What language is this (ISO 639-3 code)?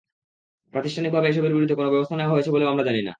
ben